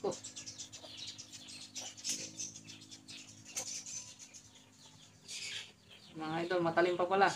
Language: Filipino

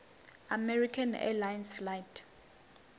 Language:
Venda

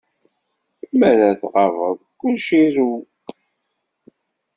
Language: Kabyle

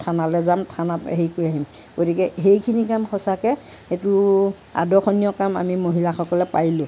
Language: Assamese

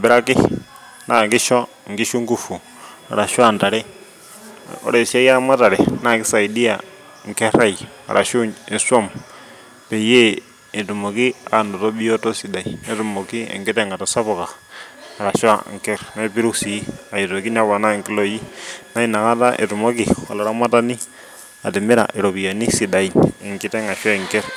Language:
Masai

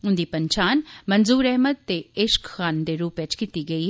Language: Dogri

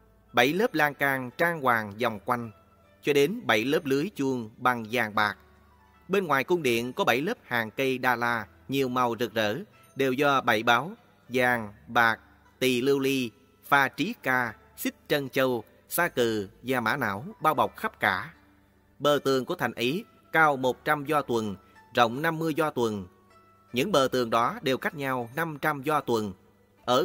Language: Vietnamese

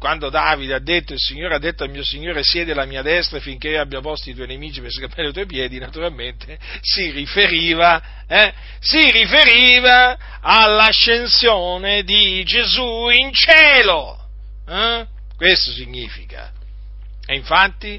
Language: Italian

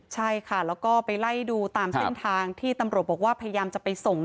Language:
Thai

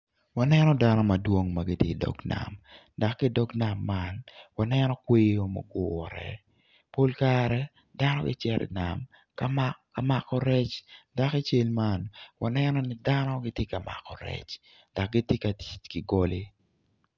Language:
Acoli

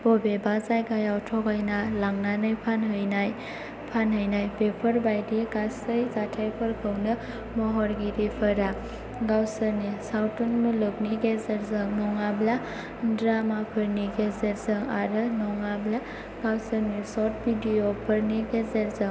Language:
Bodo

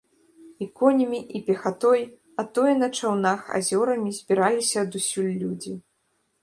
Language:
Belarusian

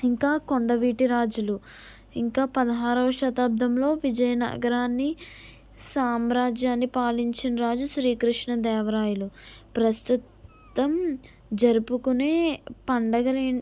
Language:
Telugu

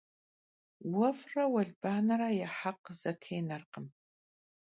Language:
Kabardian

